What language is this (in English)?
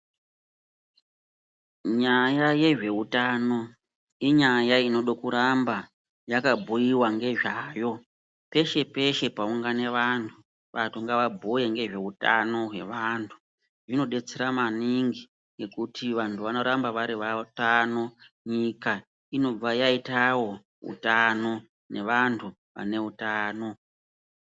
Ndau